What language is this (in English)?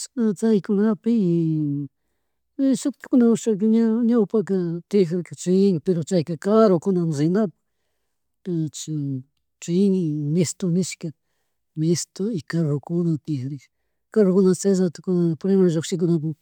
Chimborazo Highland Quichua